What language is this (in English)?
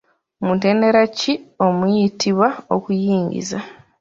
Ganda